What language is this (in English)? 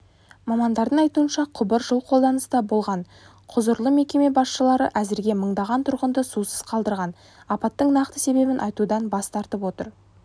Kazakh